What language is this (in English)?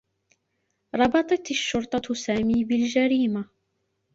Arabic